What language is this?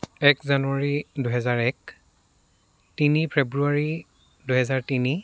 Assamese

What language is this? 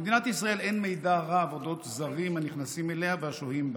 Hebrew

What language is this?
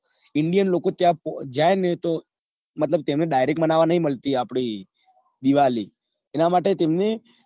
Gujarati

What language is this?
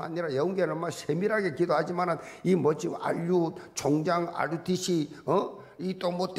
Korean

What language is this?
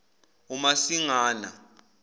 Zulu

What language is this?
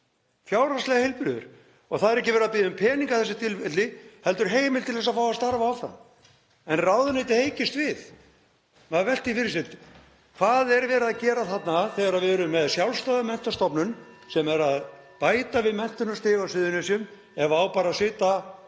Icelandic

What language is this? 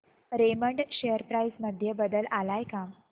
Marathi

